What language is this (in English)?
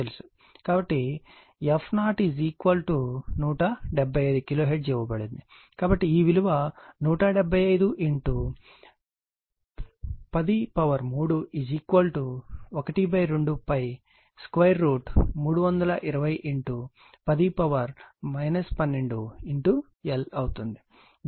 Telugu